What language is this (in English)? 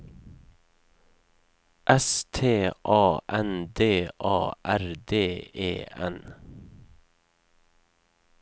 Norwegian